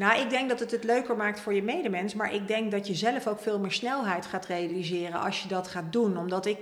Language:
Dutch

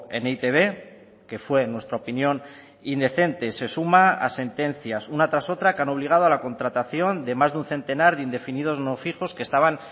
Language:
Spanish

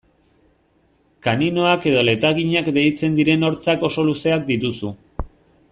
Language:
Basque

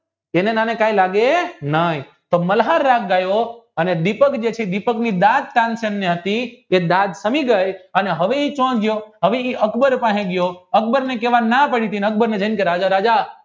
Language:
Gujarati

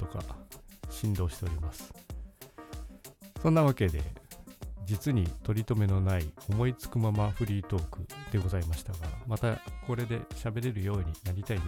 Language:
Japanese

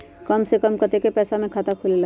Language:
Magahi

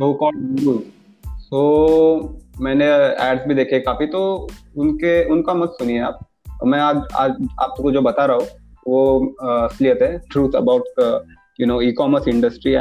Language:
Hindi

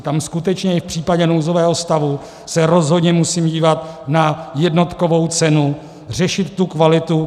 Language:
Czech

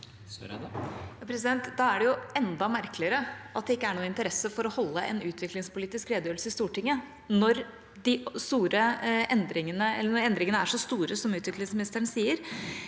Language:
Norwegian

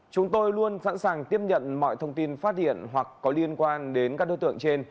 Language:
Vietnamese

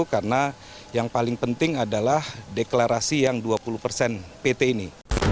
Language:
Indonesian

